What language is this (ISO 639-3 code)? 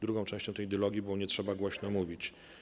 pol